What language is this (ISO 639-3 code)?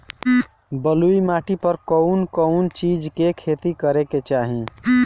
bho